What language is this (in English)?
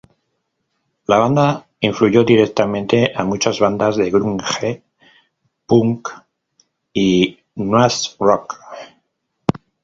Spanish